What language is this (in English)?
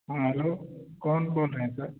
Urdu